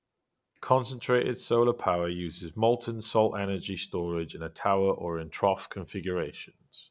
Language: English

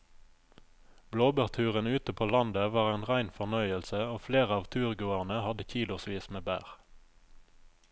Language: Norwegian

